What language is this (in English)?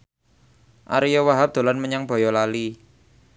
Javanese